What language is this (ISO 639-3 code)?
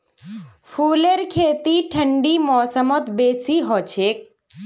mag